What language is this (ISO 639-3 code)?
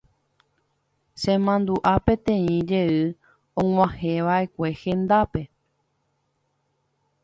grn